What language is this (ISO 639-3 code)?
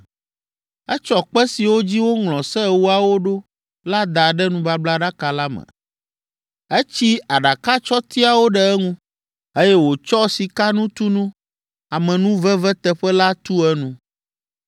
ewe